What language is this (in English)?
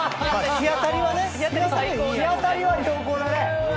Japanese